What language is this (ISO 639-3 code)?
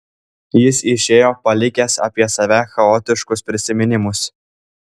lit